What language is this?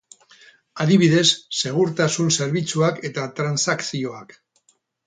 Basque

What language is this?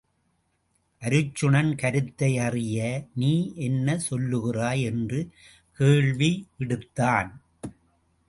Tamil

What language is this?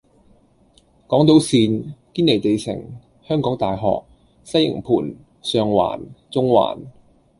Cantonese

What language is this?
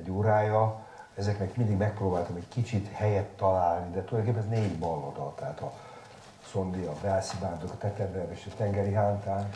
Hungarian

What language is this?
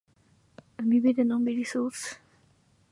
Japanese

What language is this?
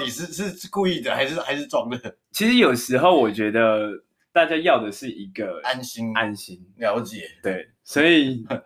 Chinese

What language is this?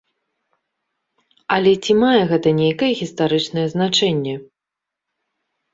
Belarusian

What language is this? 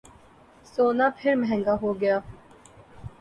Urdu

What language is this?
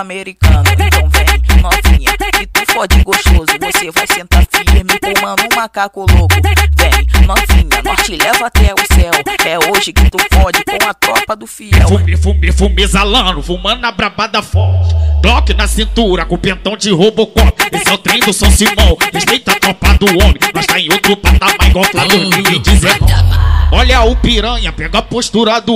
Portuguese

